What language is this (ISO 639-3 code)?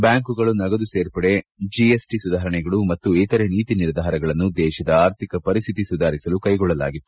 kan